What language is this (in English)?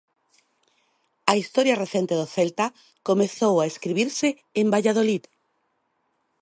Galician